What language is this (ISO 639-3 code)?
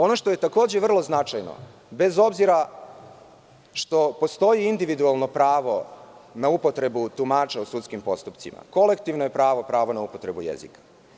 srp